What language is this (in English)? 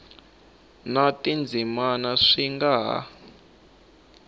Tsonga